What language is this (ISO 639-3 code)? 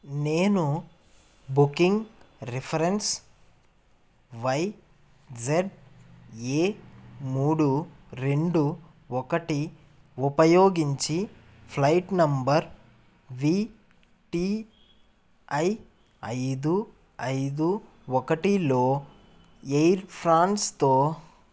tel